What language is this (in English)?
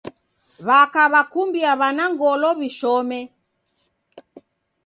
Taita